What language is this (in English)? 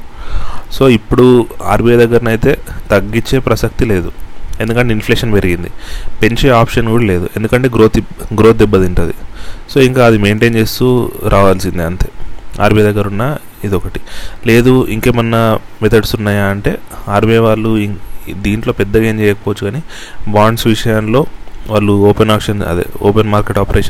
Telugu